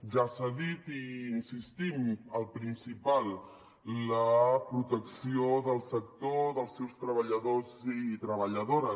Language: Catalan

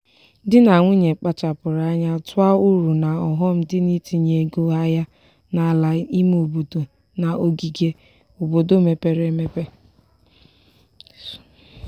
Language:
Igbo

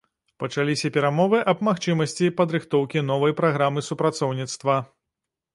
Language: Belarusian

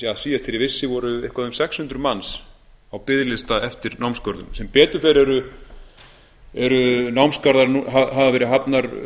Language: Icelandic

